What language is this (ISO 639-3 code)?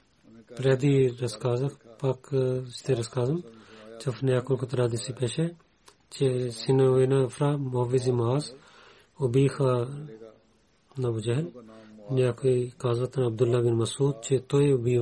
bul